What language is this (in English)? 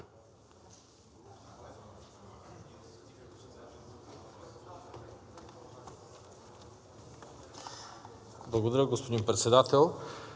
Bulgarian